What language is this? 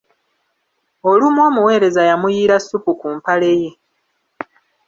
Ganda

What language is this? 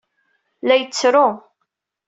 Kabyle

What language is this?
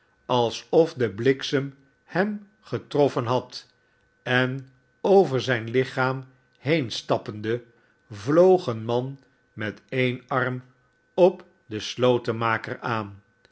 Dutch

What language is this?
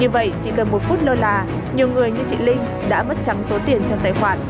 Vietnamese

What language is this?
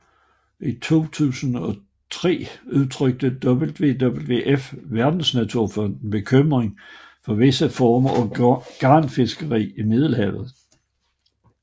Danish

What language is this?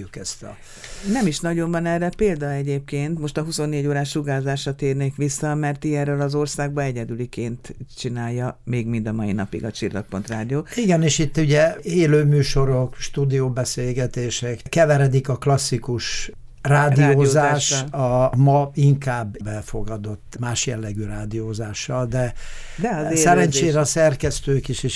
Hungarian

